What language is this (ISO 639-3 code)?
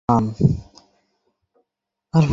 ben